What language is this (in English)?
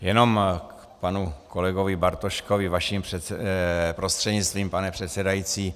Czech